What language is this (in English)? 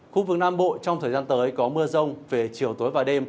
Vietnamese